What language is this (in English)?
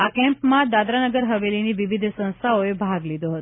Gujarati